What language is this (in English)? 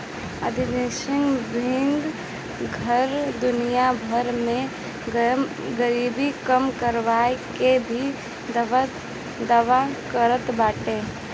Bhojpuri